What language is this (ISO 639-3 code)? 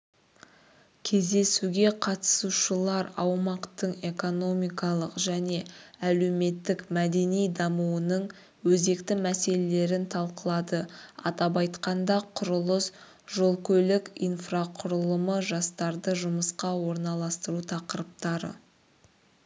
kaz